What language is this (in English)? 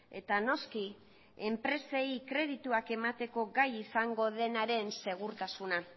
Basque